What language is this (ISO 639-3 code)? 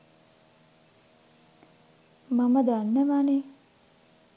sin